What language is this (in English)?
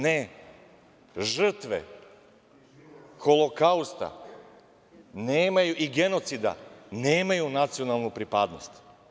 Serbian